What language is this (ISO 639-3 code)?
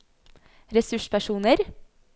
nor